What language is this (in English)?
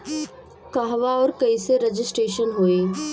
Bhojpuri